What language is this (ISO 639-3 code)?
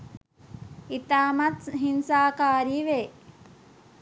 sin